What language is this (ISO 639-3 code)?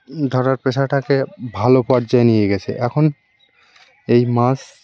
ben